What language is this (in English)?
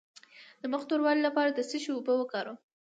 Pashto